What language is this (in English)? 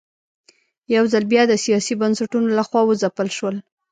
Pashto